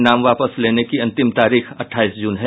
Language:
Hindi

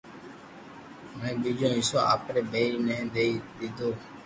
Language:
Loarki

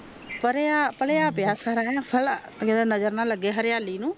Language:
Punjabi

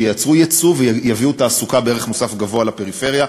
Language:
Hebrew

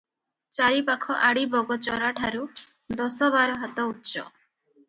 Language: Odia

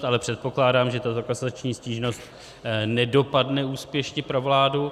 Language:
Czech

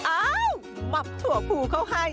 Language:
Thai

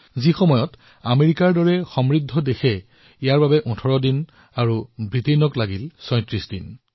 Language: Assamese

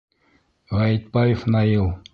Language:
Bashkir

